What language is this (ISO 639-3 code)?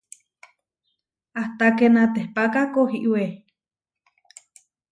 var